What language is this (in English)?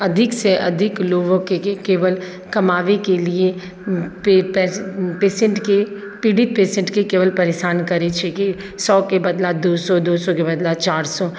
Maithili